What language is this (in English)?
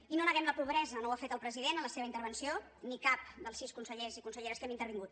Catalan